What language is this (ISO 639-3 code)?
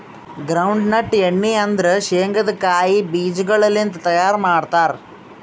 kan